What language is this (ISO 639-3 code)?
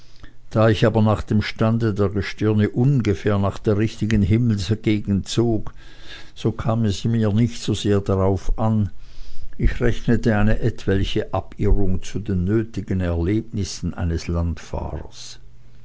deu